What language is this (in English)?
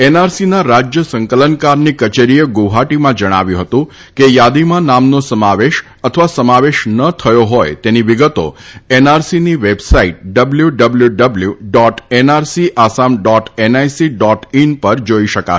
Gujarati